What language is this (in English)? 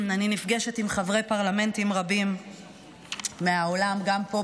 Hebrew